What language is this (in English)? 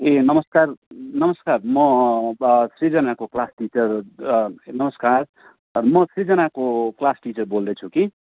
Nepali